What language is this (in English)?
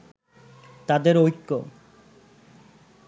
Bangla